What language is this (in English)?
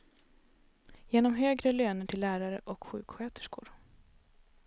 Swedish